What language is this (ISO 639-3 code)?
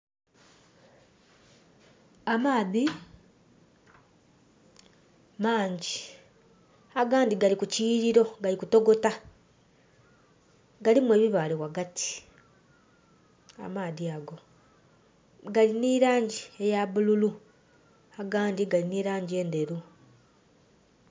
xog